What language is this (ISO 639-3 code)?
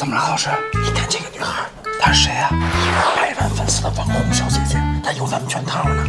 zho